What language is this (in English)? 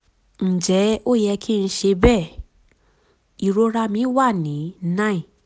Yoruba